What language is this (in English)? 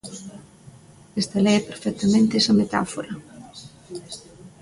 Galician